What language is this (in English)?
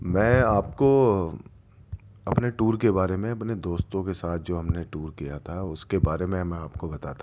Urdu